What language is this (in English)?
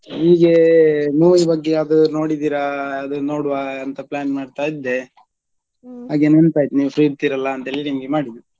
Kannada